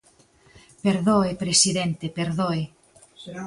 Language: Galician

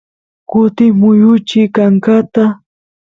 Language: Santiago del Estero Quichua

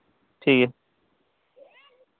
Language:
Santali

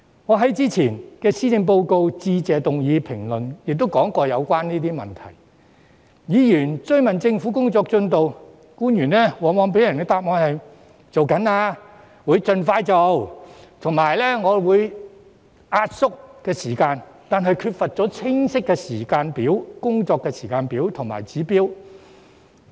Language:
Cantonese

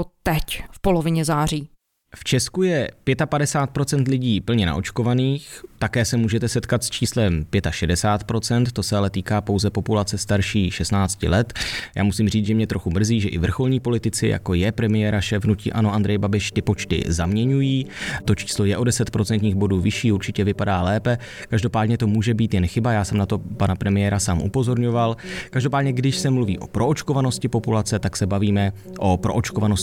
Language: Czech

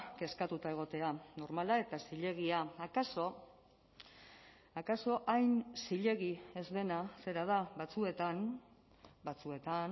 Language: Basque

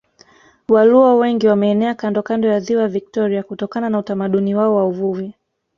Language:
Swahili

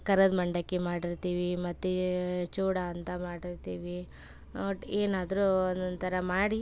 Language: Kannada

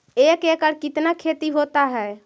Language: Magahi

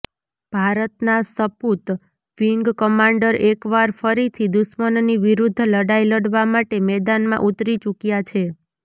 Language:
Gujarati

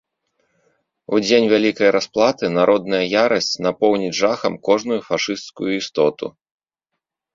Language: Belarusian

